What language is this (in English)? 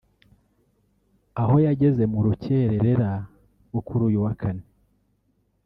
Kinyarwanda